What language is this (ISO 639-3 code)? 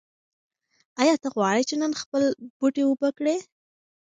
pus